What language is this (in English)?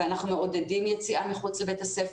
Hebrew